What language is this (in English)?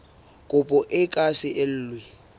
Southern Sotho